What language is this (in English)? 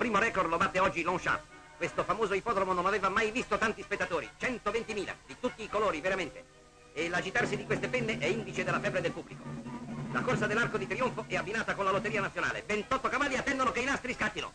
Italian